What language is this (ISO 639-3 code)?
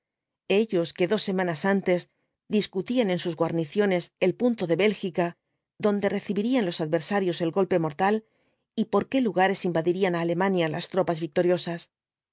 spa